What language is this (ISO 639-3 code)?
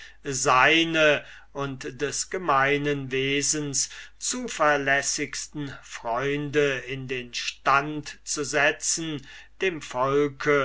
deu